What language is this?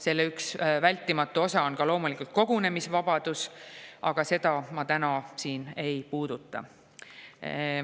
Estonian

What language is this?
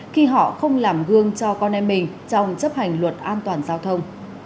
Vietnamese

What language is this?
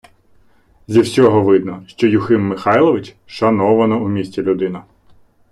Ukrainian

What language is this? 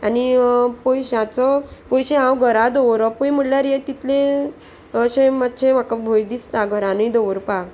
Konkani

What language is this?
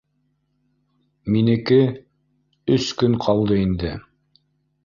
Bashkir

